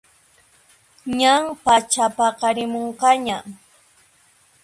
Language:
Puno Quechua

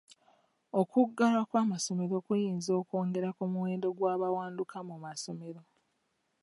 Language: Ganda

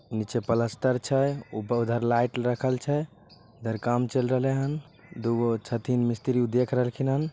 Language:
Magahi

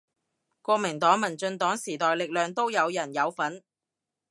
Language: Cantonese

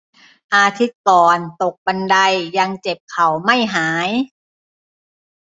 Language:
Thai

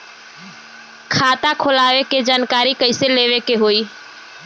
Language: Bhojpuri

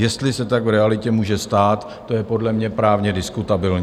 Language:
Czech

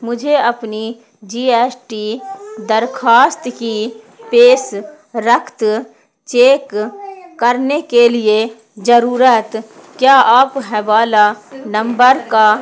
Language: Urdu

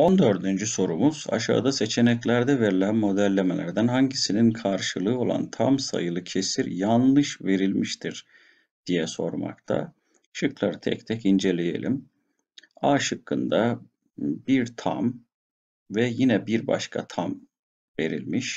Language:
Turkish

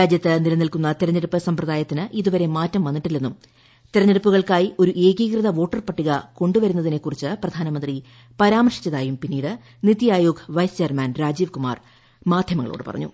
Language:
Malayalam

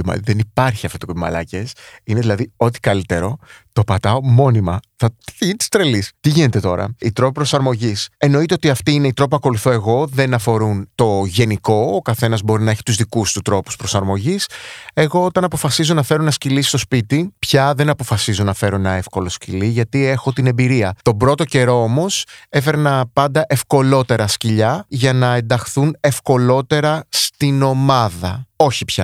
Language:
Greek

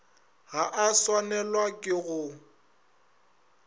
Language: Northern Sotho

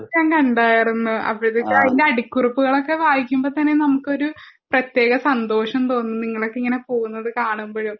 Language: Malayalam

